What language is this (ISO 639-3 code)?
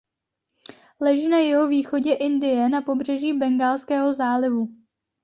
ces